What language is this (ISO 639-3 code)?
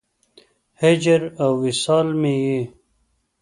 pus